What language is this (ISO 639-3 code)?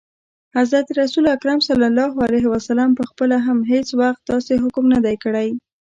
pus